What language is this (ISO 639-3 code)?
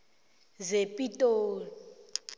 nbl